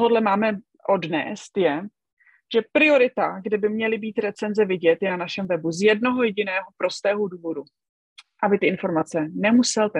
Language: Czech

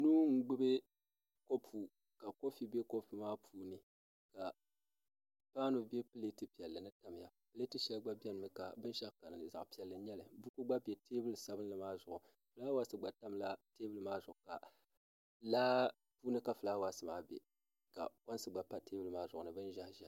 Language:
Dagbani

